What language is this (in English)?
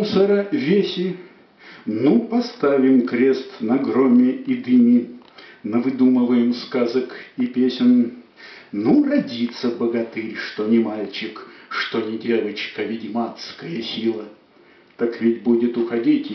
Russian